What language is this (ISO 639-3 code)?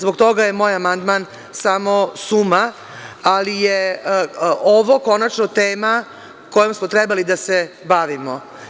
srp